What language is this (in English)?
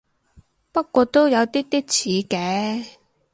Cantonese